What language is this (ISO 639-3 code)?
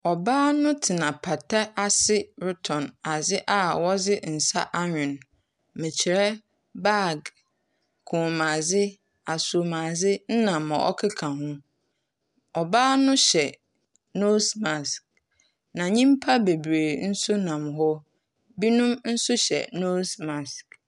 aka